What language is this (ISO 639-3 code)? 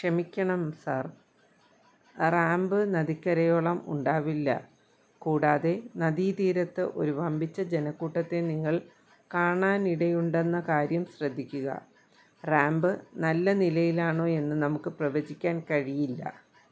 mal